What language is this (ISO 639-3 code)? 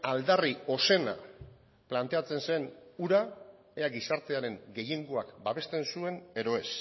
eus